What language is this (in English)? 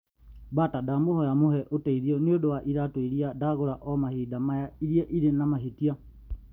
Kikuyu